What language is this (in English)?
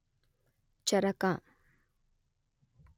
Kannada